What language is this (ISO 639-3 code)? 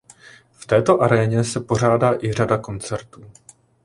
ces